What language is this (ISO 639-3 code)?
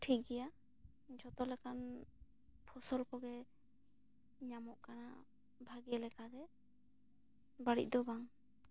sat